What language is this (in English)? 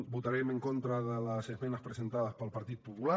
Catalan